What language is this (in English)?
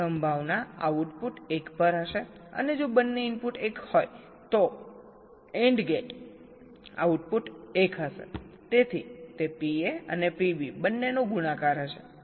Gujarati